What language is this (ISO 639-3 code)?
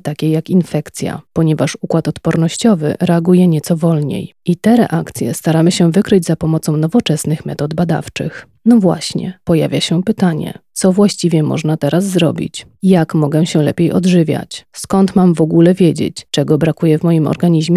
pol